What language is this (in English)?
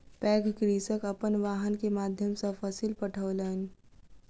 Maithili